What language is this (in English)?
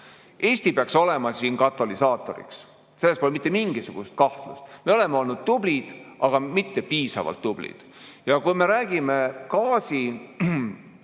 Estonian